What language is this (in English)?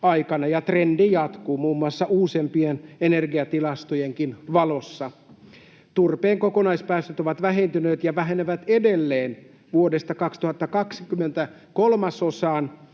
Finnish